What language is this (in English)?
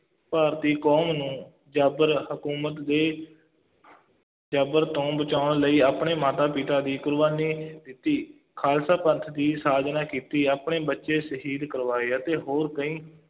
Punjabi